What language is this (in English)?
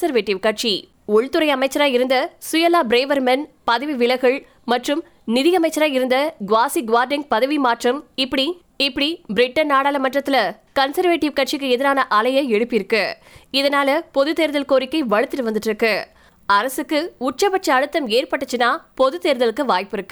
Tamil